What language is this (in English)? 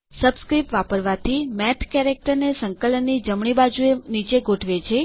Gujarati